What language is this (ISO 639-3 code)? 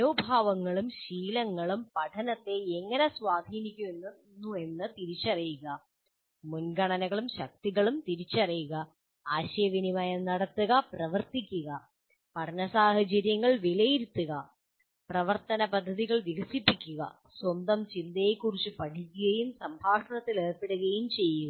mal